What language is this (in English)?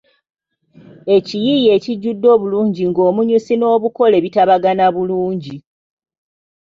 Ganda